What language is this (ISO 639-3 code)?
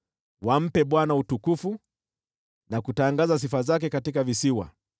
swa